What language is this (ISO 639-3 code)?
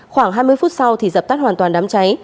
vie